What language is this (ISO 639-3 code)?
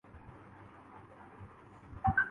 urd